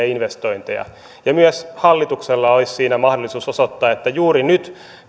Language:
Finnish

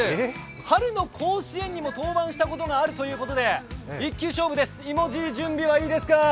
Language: Japanese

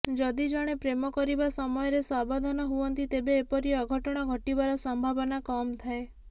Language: Odia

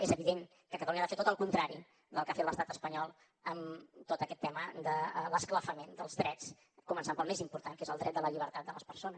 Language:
Catalan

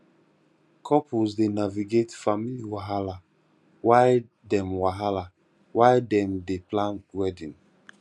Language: Nigerian Pidgin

